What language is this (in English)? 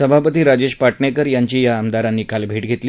Marathi